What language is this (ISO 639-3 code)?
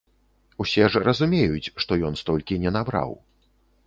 bel